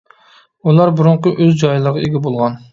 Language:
Uyghur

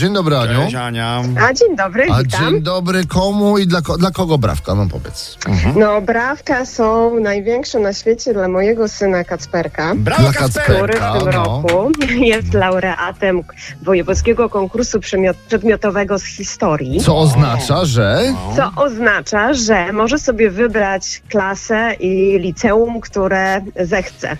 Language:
Polish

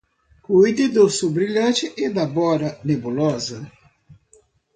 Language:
Portuguese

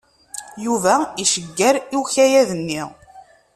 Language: Kabyle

